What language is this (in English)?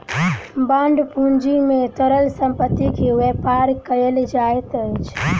Maithili